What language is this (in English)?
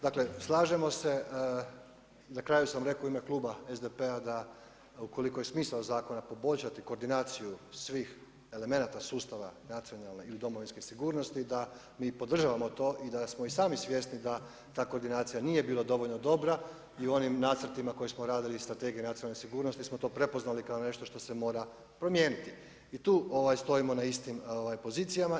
Croatian